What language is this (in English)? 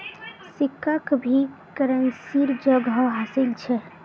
Magahi